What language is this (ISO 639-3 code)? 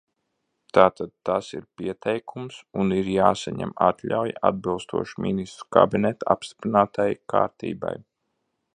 lav